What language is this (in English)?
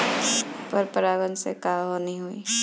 Bhojpuri